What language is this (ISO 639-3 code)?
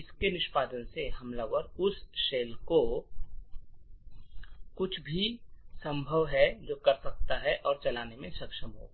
hin